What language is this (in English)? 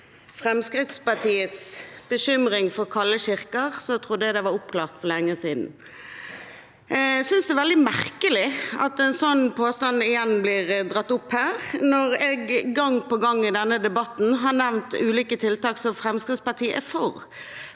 Norwegian